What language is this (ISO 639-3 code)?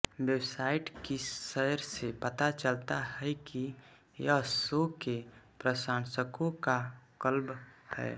hin